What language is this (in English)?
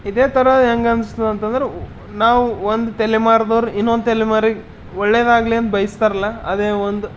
Kannada